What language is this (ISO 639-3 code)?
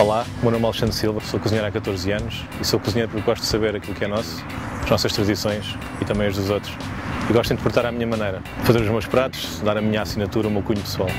por